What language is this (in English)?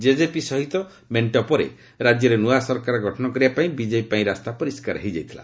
Odia